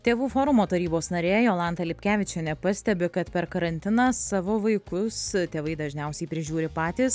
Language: Lithuanian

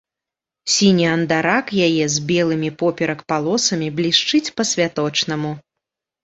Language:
Belarusian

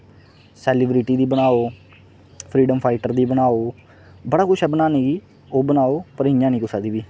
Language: Dogri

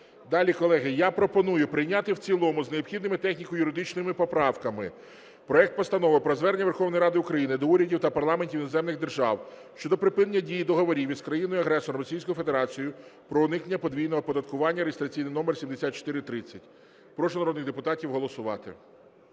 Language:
Ukrainian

